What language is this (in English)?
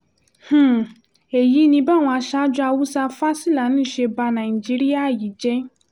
Yoruba